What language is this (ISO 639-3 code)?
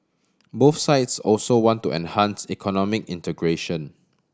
eng